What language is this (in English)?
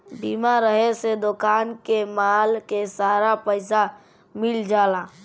Bhojpuri